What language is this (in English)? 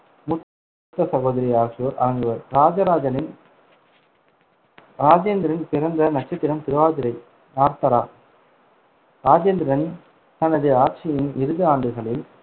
Tamil